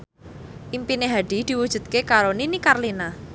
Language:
Javanese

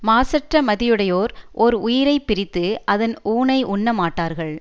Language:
Tamil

